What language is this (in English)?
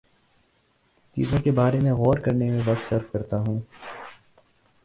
Urdu